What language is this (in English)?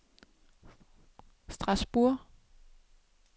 Danish